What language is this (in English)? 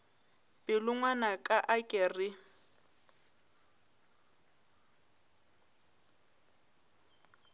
Northern Sotho